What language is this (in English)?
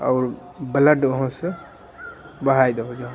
Maithili